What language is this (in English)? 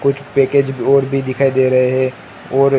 Hindi